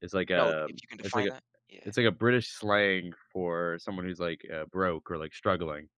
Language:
English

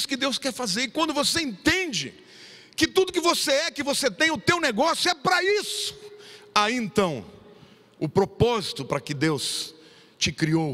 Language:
Portuguese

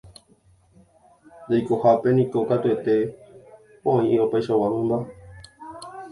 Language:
Guarani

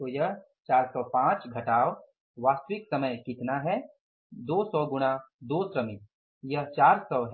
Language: Hindi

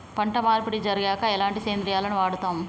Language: Telugu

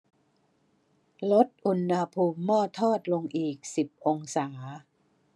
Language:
Thai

